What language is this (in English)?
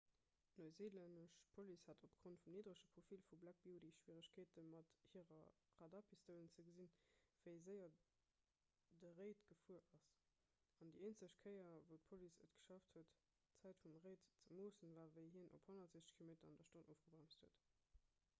Luxembourgish